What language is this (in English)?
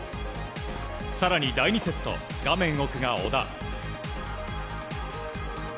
Japanese